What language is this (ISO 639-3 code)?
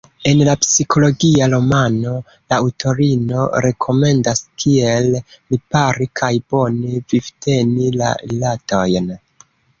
epo